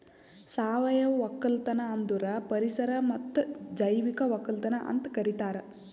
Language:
Kannada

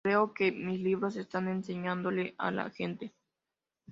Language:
Spanish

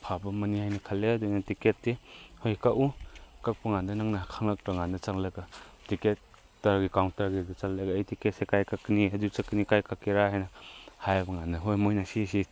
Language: Manipuri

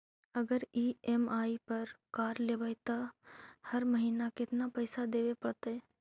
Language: Magahi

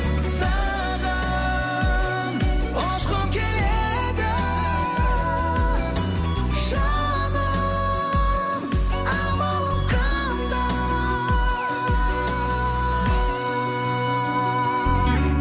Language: Kazakh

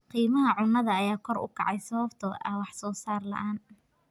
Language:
Somali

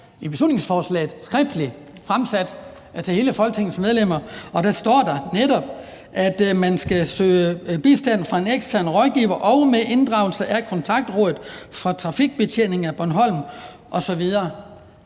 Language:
Danish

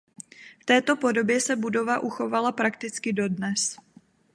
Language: Czech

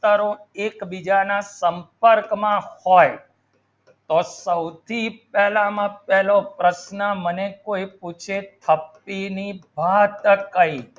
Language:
Gujarati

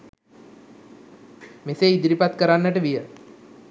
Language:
Sinhala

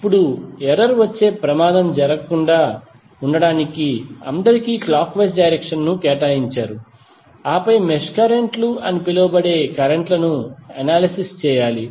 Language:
Telugu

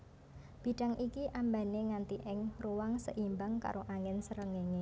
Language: Javanese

